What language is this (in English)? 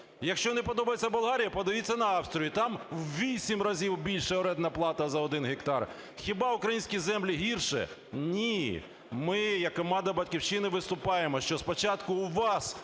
Ukrainian